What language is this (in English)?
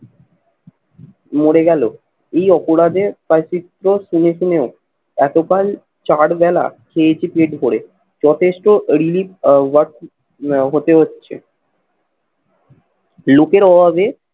Bangla